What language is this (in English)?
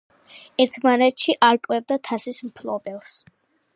Georgian